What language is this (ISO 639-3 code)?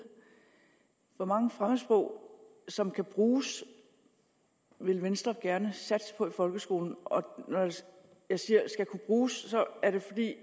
dan